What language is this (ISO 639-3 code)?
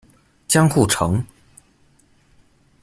zho